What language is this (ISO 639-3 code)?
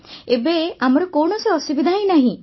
ori